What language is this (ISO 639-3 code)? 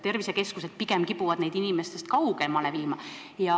est